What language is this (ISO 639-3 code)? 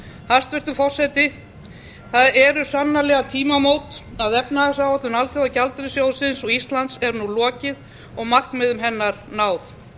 isl